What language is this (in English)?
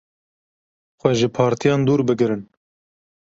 Kurdish